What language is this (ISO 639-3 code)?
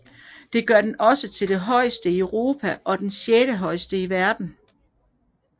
dan